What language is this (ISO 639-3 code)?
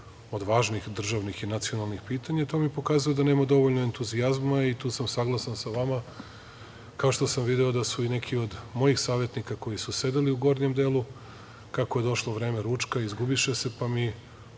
srp